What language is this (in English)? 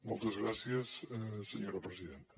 Catalan